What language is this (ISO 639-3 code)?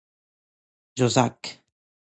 fas